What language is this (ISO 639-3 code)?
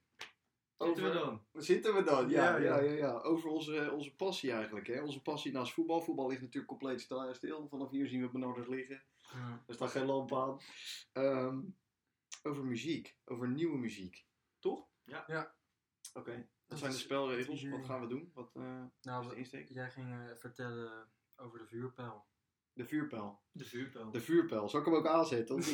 nld